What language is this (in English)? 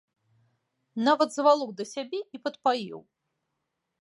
Belarusian